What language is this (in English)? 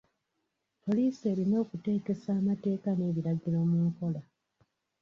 Ganda